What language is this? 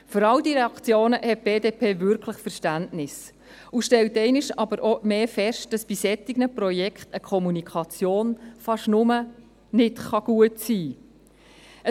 Swiss German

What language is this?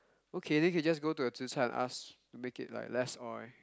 English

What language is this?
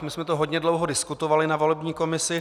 Czech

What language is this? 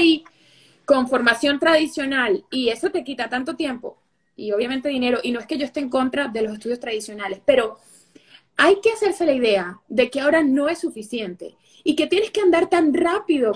Spanish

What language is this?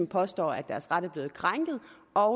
Danish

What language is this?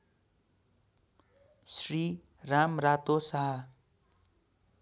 Nepali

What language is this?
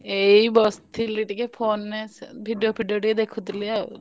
Odia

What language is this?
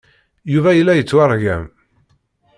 Kabyle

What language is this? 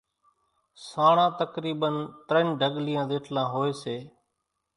Kachi Koli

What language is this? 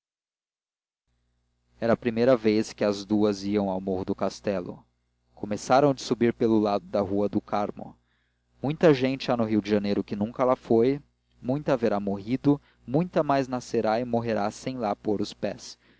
Portuguese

